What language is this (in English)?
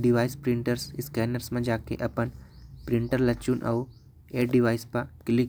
Korwa